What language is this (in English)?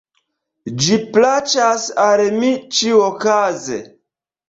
Esperanto